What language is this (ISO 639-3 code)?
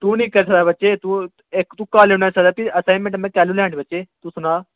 doi